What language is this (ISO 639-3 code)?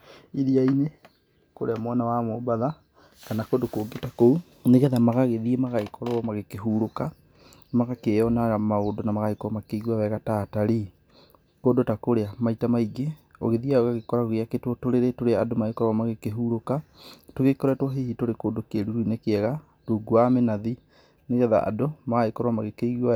kik